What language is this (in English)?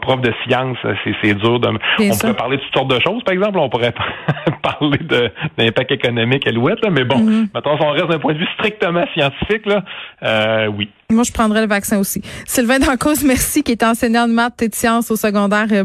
French